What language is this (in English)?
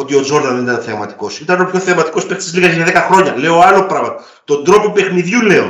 Greek